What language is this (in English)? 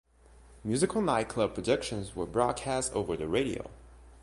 English